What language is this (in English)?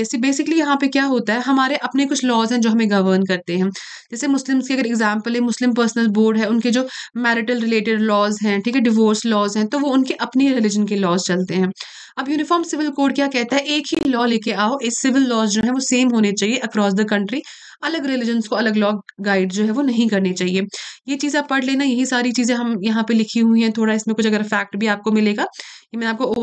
Hindi